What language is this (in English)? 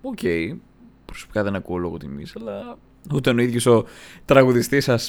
Greek